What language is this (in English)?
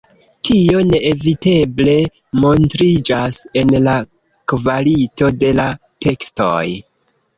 Esperanto